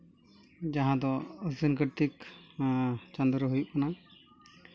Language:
Santali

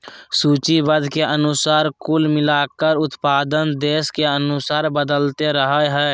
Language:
Magahi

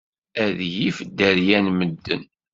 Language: Kabyle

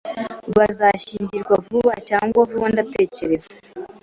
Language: Kinyarwanda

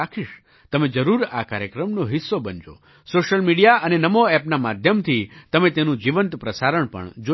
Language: Gujarati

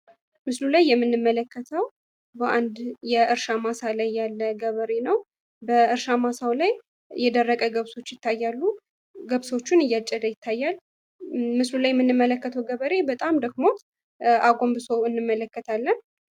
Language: Amharic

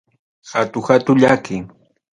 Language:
Ayacucho Quechua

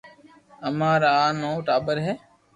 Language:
Loarki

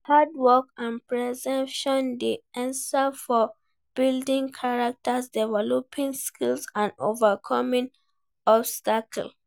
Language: Nigerian Pidgin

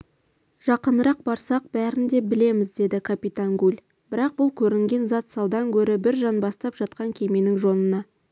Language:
Kazakh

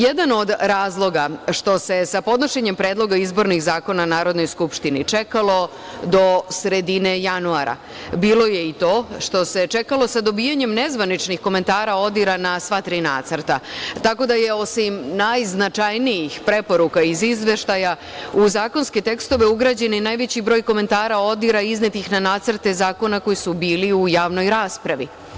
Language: Serbian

